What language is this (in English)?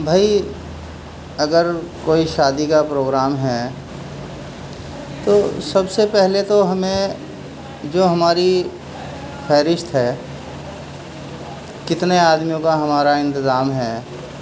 Urdu